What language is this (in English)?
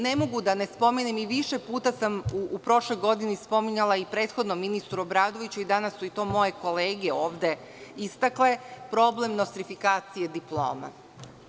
Serbian